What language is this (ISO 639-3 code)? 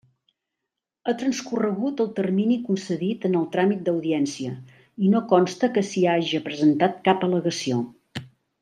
cat